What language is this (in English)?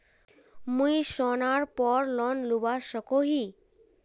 Magahi